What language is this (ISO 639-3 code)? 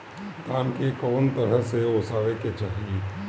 bho